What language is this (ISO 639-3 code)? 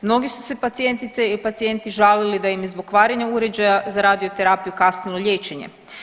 hrv